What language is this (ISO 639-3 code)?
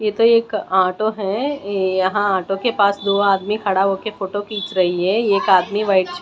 hin